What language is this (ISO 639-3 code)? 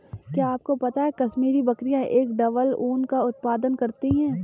hin